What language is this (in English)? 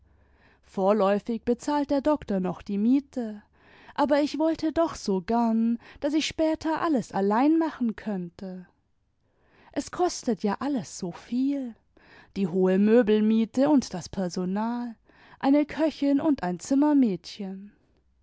German